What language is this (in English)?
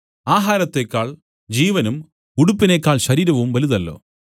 Malayalam